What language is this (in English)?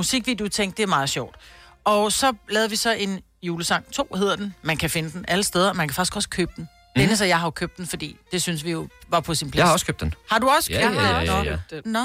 Danish